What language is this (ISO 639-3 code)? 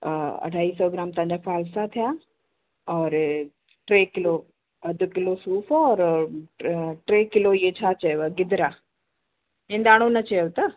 snd